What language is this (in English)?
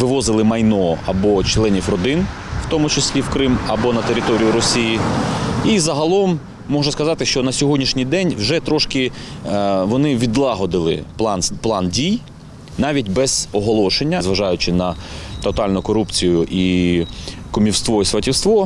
Ukrainian